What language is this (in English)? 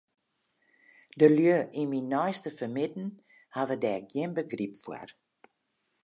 Western Frisian